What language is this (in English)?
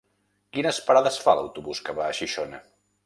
Catalan